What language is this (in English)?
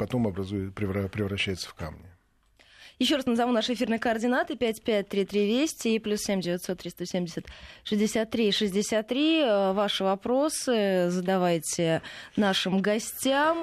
Russian